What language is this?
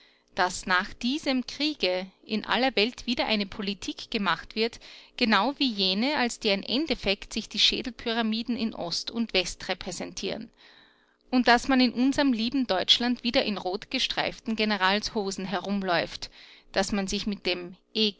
German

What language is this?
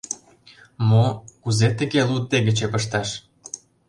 Mari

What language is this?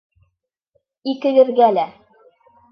Bashkir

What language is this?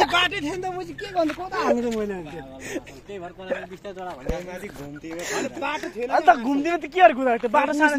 Arabic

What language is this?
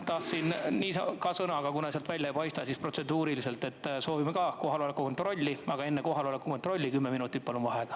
Estonian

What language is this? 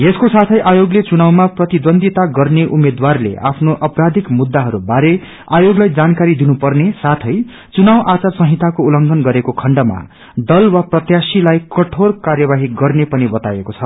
Nepali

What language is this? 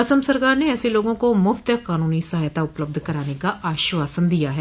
Hindi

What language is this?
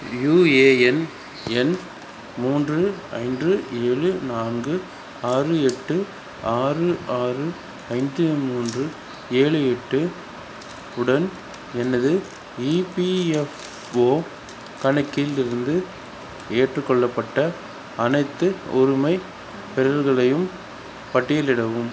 Tamil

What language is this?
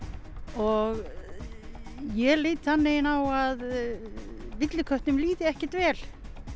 Icelandic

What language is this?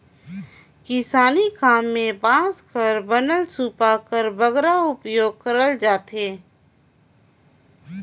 Chhattisgarhi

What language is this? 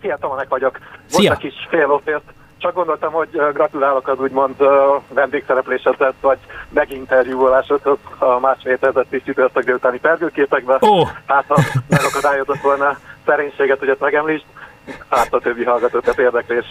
Hungarian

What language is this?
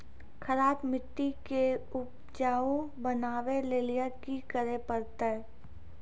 Maithili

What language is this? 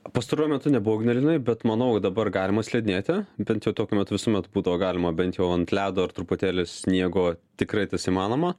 Lithuanian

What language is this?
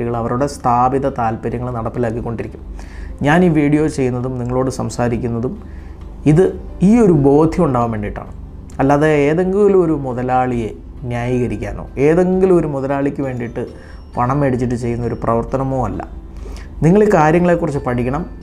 Malayalam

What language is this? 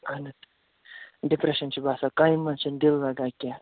Kashmiri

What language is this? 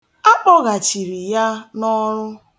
Igbo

